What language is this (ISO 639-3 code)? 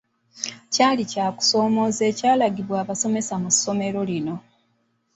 lug